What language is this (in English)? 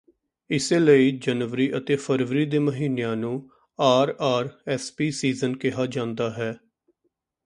Punjabi